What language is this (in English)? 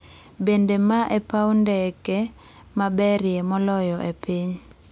Luo (Kenya and Tanzania)